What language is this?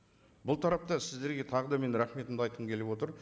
Kazakh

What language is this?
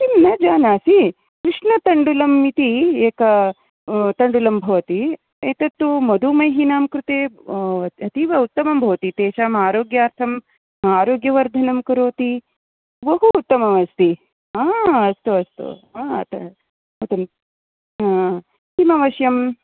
Sanskrit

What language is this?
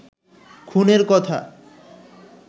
Bangla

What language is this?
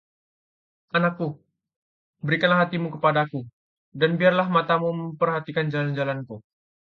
Indonesian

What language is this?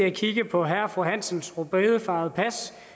Danish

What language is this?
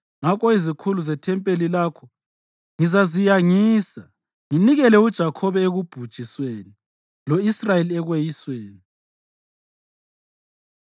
North Ndebele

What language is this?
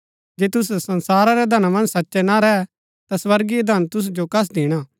Gaddi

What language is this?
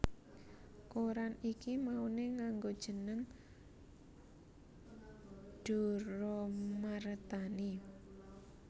Javanese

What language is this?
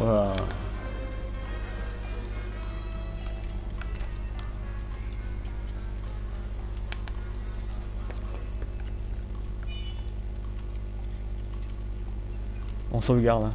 French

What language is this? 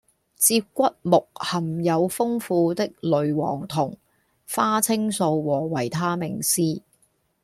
Cantonese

